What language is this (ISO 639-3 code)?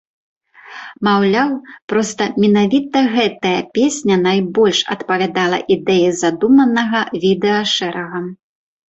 bel